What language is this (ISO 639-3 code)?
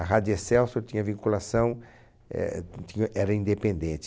por